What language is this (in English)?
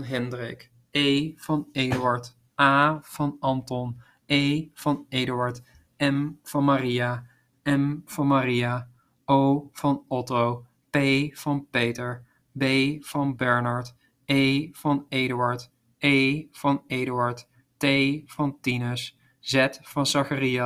Dutch